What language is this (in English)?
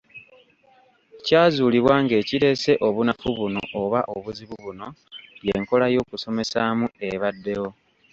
Ganda